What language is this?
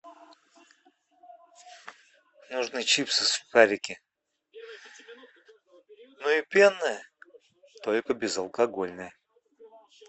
Russian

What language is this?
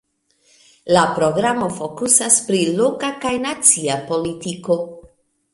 Esperanto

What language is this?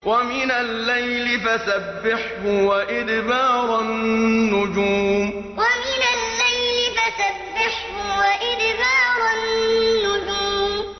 Arabic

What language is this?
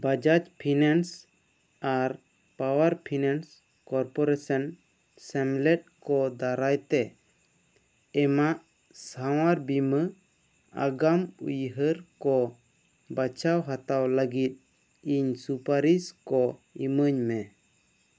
Santali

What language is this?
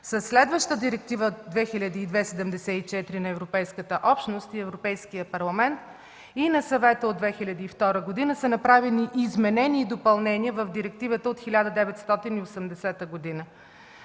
Bulgarian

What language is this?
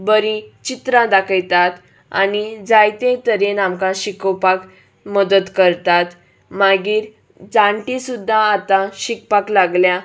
Konkani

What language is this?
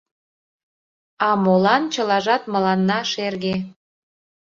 Mari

